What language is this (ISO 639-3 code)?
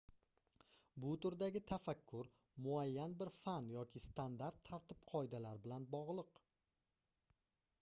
uzb